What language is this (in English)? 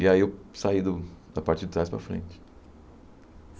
Portuguese